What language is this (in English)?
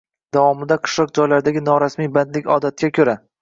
Uzbek